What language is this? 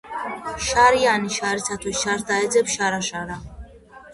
Georgian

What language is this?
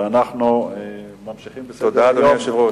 Hebrew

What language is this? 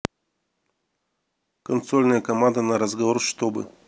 Russian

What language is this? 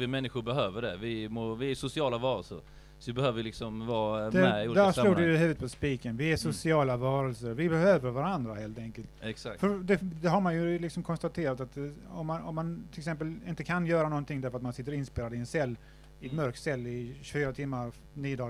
Swedish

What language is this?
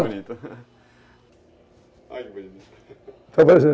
Portuguese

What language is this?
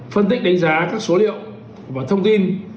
Vietnamese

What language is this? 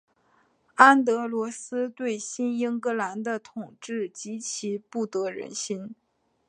Chinese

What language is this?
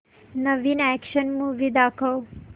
Marathi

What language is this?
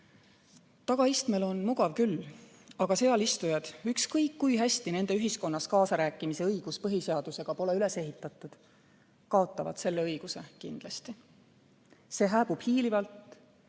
Estonian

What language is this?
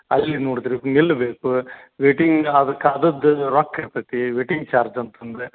Kannada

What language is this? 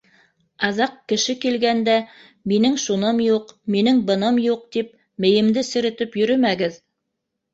Bashkir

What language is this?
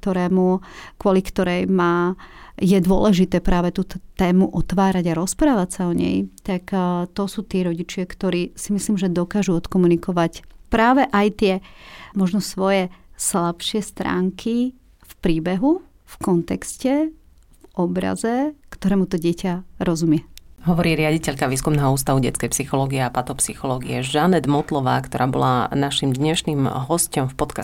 Slovak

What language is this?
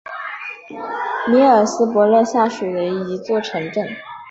Chinese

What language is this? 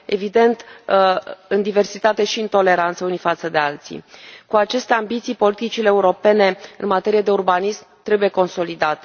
Romanian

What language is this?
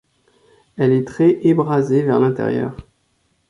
French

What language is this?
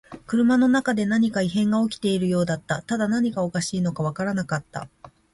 Japanese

